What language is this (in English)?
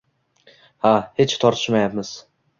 Uzbek